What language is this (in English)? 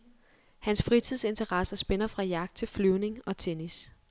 Danish